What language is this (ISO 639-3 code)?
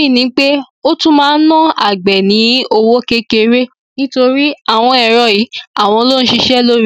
yor